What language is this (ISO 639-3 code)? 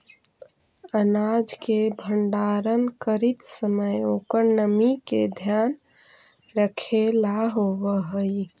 mag